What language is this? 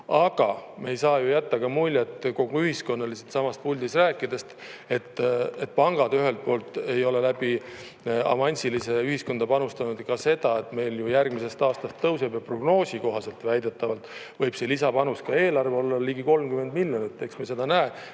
Estonian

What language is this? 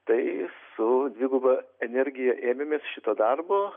Lithuanian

